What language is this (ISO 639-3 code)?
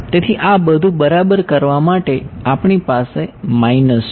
guj